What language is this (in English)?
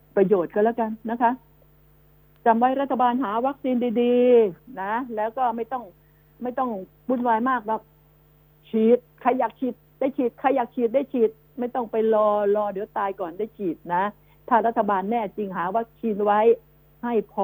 Thai